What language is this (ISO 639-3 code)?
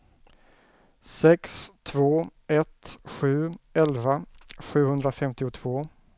swe